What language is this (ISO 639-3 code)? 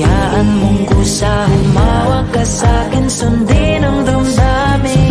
fil